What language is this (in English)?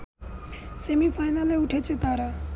Bangla